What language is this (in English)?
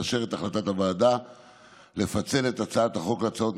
Hebrew